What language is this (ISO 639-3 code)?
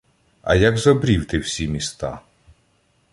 ukr